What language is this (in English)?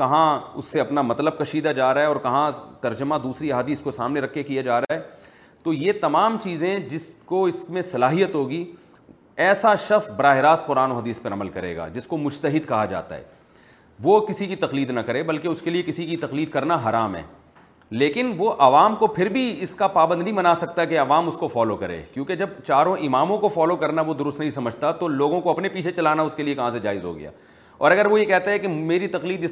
Urdu